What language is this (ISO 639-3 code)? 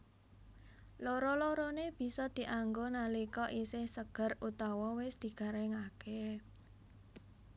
jav